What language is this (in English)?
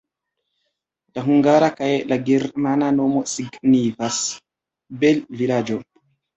Esperanto